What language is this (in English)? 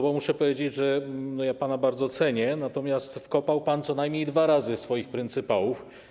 Polish